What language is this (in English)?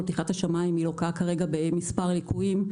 Hebrew